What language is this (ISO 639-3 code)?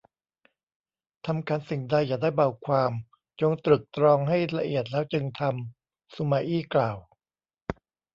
tha